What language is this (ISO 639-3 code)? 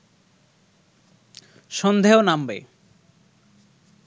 ben